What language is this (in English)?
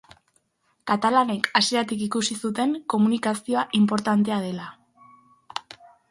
Basque